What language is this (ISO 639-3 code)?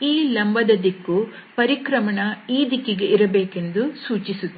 kan